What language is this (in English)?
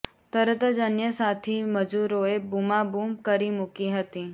Gujarati